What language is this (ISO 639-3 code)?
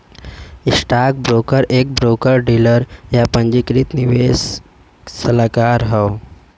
bho